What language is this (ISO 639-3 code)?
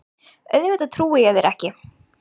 isl